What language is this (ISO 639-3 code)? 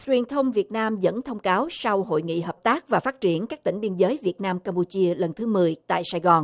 vie